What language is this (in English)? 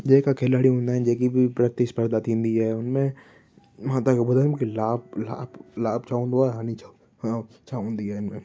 Sindhi